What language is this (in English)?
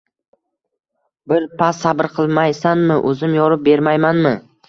Uzbek